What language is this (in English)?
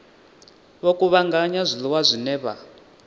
Venda